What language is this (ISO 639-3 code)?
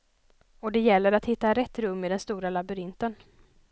swe